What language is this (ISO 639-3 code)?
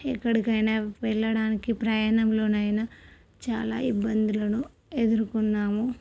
tel